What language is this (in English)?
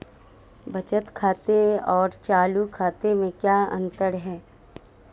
Hindi